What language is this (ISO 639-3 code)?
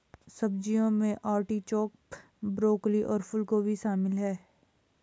hin